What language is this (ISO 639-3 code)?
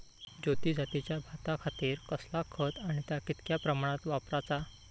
mar